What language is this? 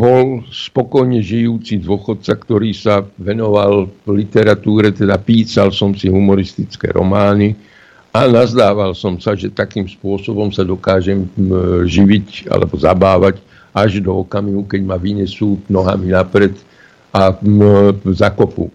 Slovak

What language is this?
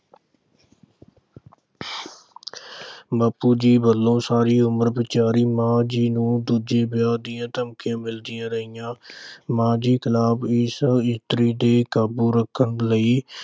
Punjabi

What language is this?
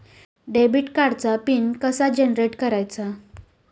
Marathi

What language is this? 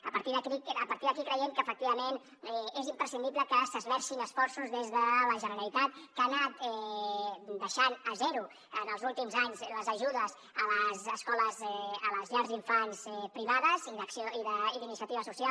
Catalan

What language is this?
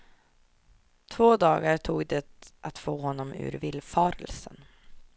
Swedish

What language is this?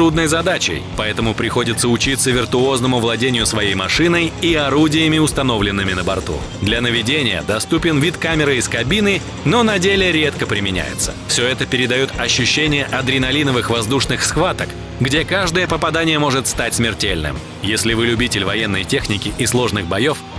Russian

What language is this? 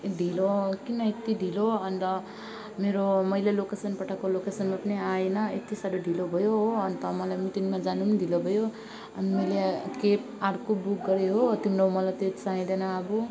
Nepali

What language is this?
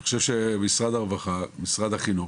Hebrew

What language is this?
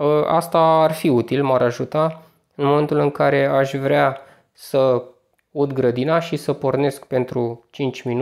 Romanian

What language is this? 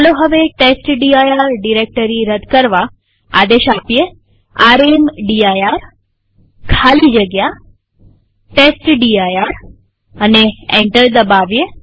Gujarati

